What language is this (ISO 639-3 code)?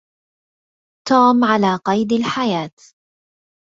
ara